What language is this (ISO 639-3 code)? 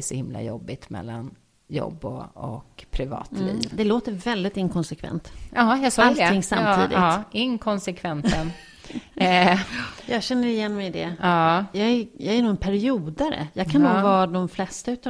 swe